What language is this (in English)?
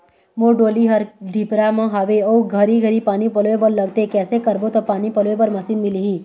Chhattisgarhi